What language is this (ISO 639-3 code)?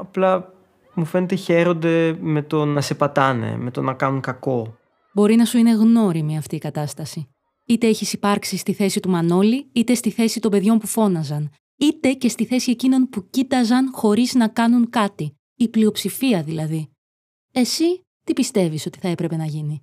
ell